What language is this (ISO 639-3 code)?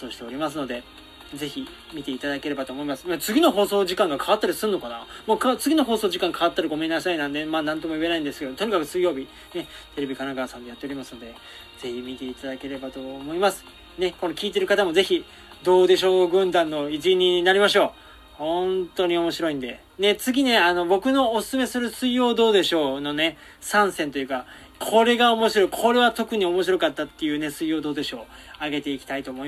jpn